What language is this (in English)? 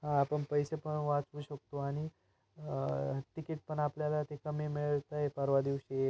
Marathi